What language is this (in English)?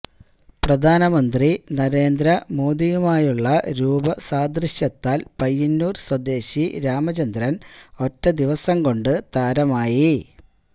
Malayalam